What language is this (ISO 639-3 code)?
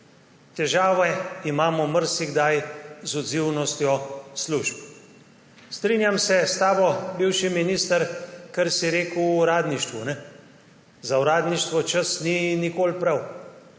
slv